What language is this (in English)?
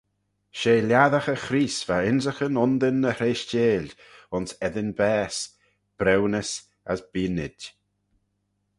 Manx